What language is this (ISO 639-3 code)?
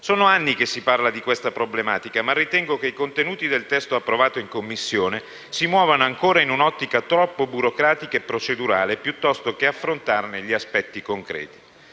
ita